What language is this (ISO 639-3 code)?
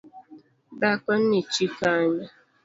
luo